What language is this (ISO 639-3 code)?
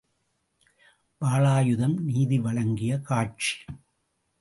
tam